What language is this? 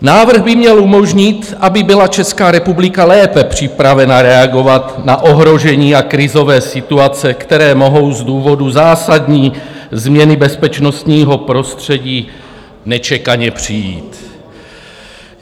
Czech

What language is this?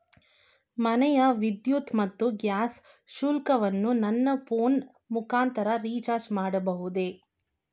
Kannada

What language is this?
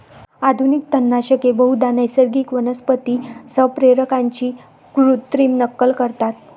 Marathi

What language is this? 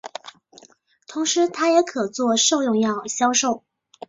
Chinese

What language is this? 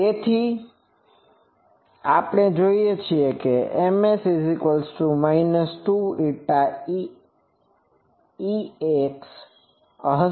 Gujarati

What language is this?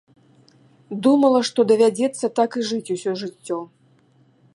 Belarusian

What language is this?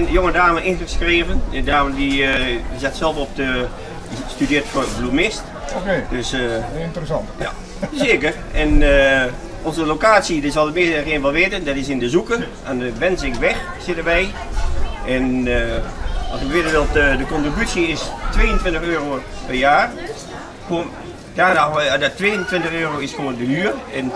Dutch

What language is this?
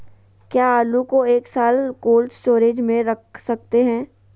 Magahi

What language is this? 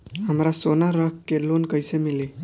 Bhojpuri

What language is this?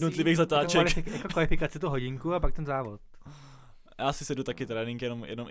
Czech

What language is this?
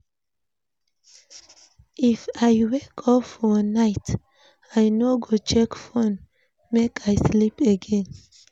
Nigerian Pidgin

